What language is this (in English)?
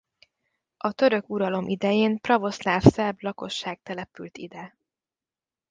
Hungarian